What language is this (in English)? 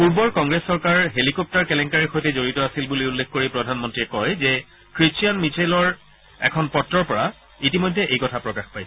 Assamese